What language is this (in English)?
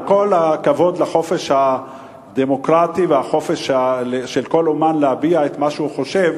Hebrew